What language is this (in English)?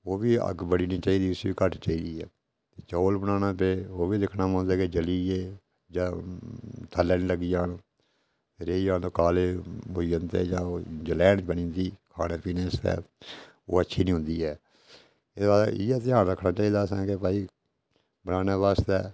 Dogri